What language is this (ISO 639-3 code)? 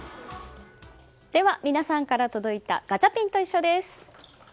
jpn